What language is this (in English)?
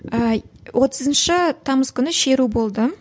Kazakh